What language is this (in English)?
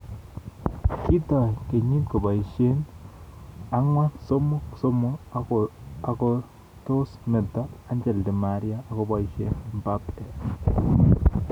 Kalenjin